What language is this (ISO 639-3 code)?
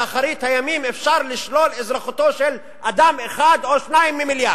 heb